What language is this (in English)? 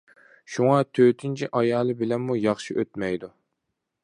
Uyghur